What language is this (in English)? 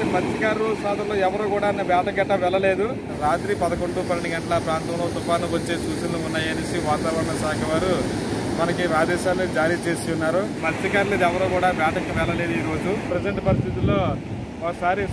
Romanian